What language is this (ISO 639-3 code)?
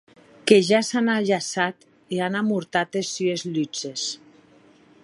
oci